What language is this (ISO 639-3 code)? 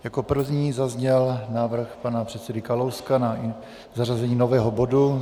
ces